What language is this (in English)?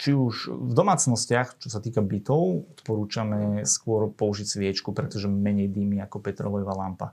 Slovak